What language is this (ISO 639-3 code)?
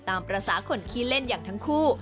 tha